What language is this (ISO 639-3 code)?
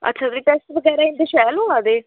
doi